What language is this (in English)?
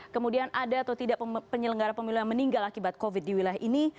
Indonesian